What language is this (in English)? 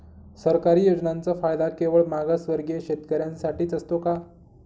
Marathi